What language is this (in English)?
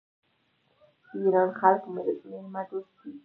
Pashto